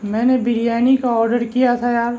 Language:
Urdu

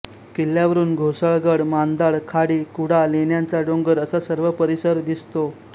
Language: Marathi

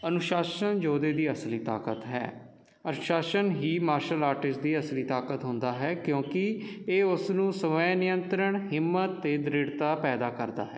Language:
Punjabi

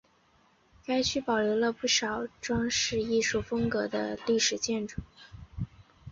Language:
Chinese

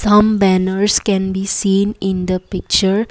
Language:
English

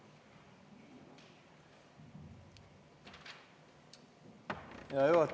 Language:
Estonian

